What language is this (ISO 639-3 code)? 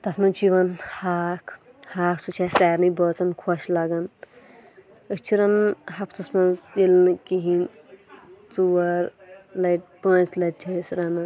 kas